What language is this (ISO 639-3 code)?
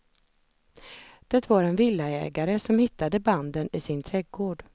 swe